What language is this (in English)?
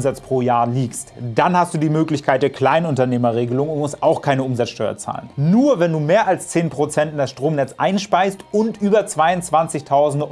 German